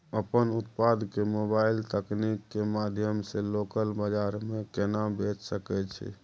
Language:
Maithili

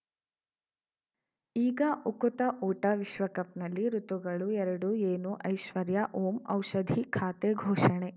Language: Kannada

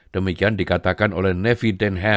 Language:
Indonesian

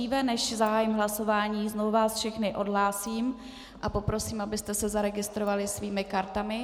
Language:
Czech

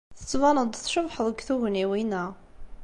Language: Kabyle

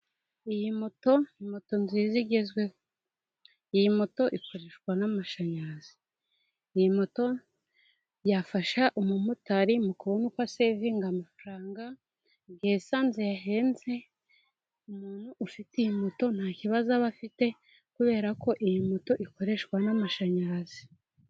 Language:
Kinyarwanda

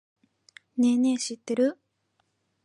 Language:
Japanese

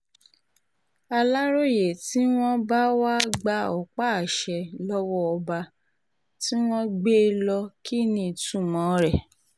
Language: Yoruba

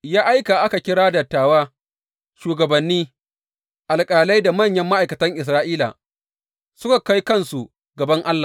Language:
Hausa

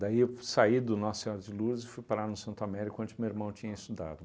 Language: Portuguese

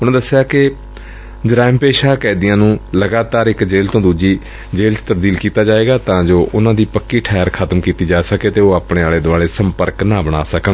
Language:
Punjabi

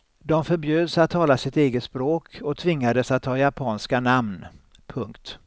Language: Swedish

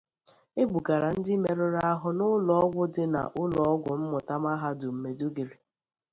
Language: Igbo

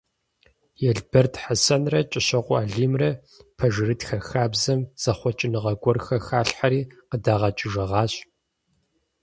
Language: Kabardian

